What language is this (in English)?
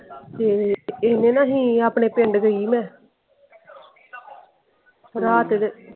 Punjabi